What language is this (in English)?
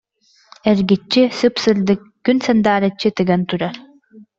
Yakut